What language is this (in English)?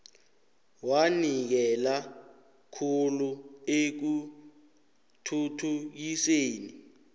South Ndebele